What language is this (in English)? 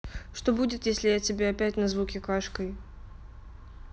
Russian